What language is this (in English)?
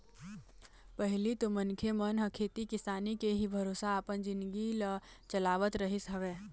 Chhattisgarhi